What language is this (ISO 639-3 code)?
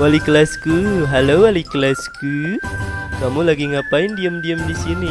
ind